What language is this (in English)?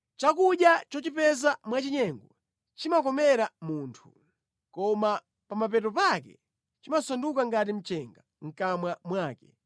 Nyanja